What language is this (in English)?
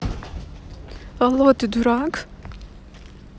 Russian